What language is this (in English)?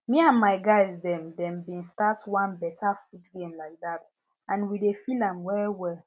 Nigerian Pidgin